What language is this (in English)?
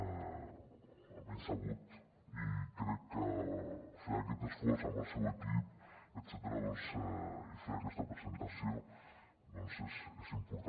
Catalan